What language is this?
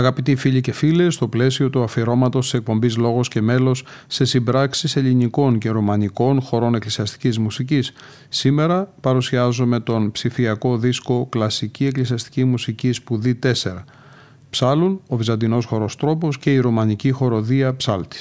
Greek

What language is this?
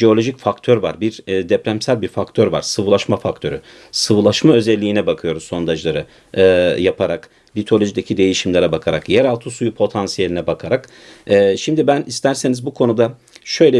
Turkish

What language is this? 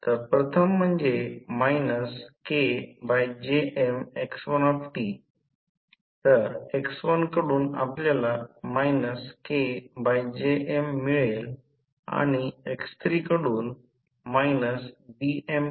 Marathi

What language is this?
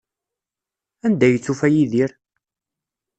Kabyle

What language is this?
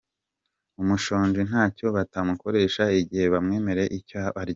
Kinyarwanda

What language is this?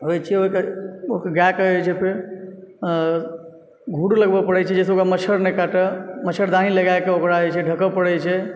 Maithili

